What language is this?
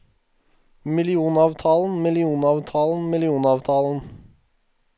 Norwegian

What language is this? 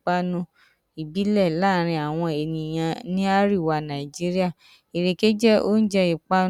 Yoruba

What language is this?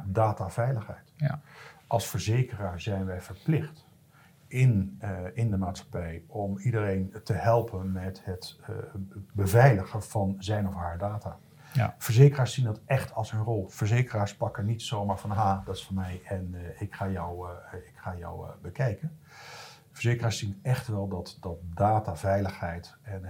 Dutch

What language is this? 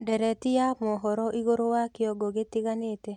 Kikuyu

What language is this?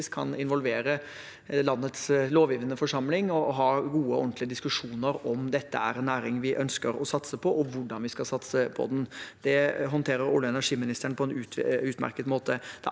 Norwegian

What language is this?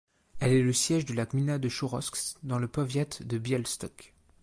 French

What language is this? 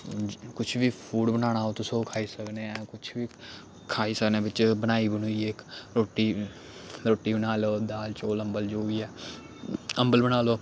Dogri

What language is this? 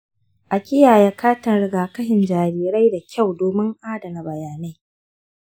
Hausa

